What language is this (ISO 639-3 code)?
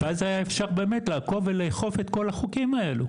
heb